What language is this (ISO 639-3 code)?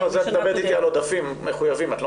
heb